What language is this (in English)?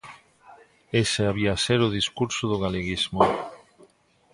Galician